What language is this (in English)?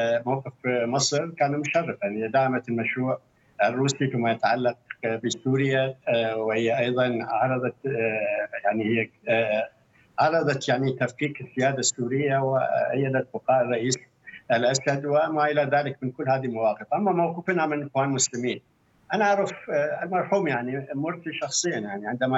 Arabic